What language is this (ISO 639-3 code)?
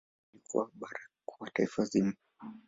swa